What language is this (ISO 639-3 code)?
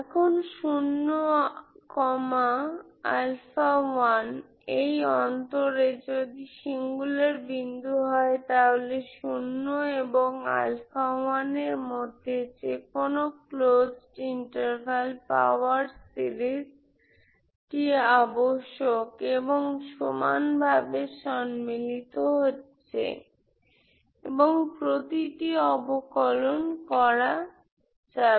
ben